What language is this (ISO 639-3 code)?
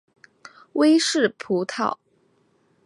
zho